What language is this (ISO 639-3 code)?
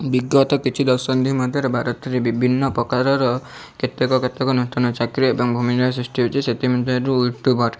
ori